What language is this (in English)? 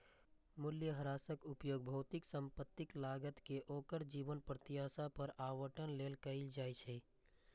Maithili